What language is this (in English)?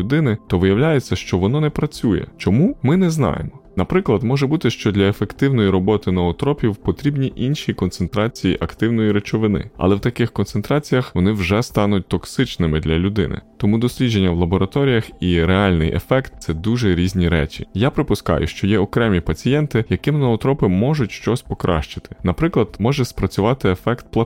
Ukrainian